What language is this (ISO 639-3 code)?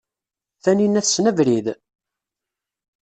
kab